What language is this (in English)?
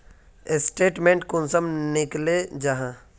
Magahi